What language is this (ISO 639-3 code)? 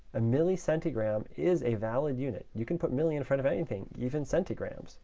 eng